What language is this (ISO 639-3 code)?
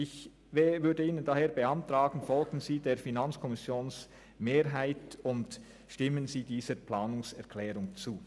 gsw